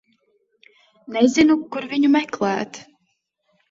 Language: Latvian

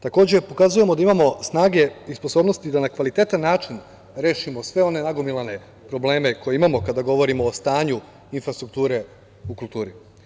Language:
Serbian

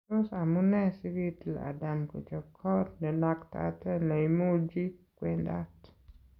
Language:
Kalenjin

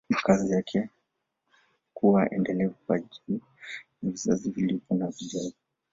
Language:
Swahili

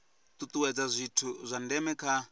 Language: Venda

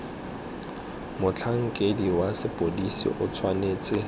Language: Tswana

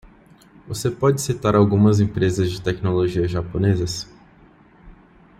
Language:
Portuguese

